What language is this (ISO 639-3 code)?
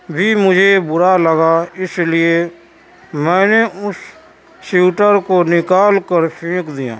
urd